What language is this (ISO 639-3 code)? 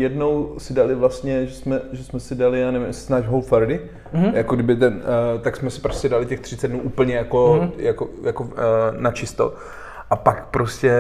ces